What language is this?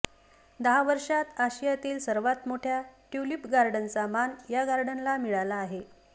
Marathi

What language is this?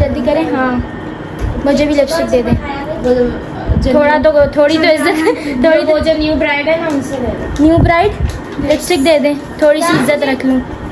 Hindi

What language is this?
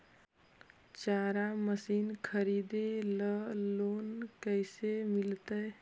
Magahi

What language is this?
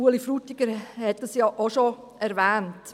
Swiss German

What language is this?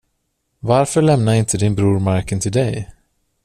Swedish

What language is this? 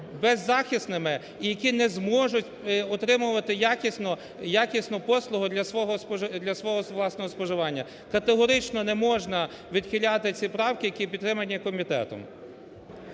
Ukrainian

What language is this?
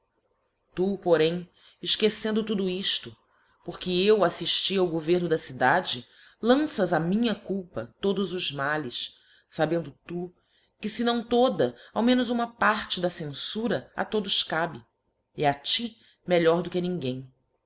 Portuguese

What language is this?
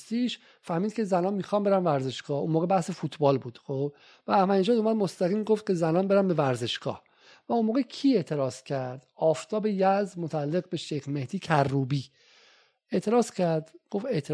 Persian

